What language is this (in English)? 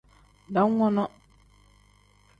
Tem